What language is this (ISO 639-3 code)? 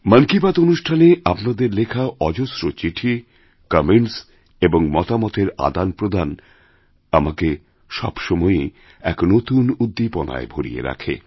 ben